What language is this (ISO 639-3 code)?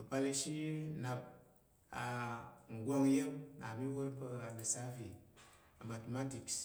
yer